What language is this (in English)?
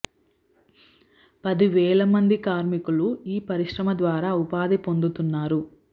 Telugu